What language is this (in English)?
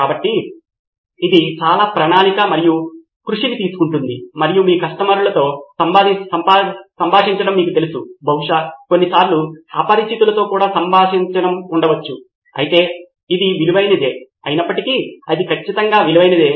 Telugu